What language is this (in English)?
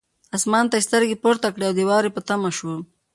Pashto